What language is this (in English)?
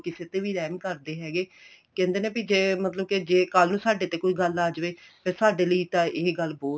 Punjabi